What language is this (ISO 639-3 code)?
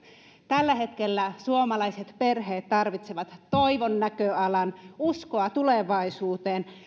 fin